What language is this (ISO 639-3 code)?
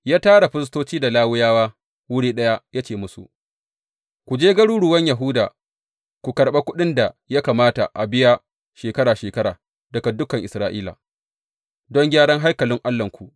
hau